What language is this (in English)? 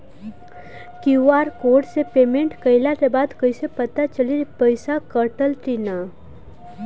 Bhojpuri